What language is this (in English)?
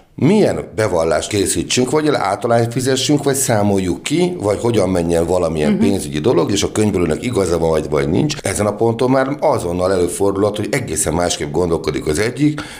Hungarian